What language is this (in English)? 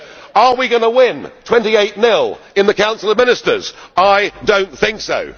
English